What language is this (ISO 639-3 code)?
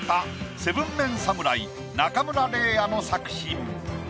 jpn